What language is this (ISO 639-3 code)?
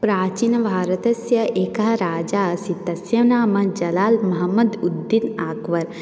san